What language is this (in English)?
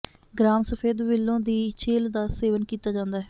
Punjabi